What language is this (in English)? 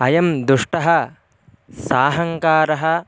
Sanskrit